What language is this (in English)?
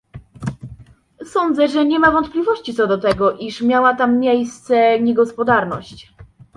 Polish